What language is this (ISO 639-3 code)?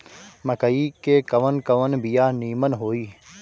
bho